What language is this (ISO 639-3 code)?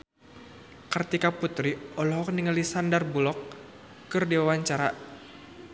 sun